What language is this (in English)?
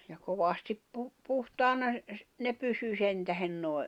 Finnish